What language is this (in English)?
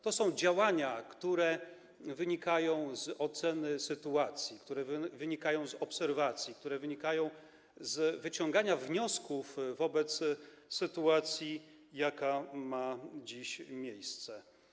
Polish